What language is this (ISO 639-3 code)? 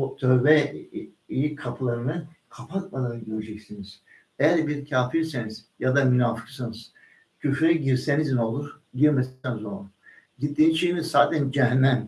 tur